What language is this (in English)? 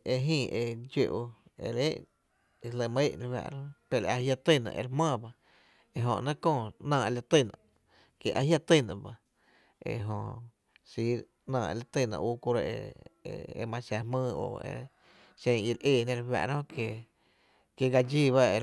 Tepinapa Chinantec